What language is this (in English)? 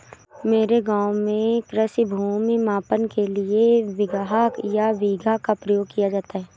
Hindi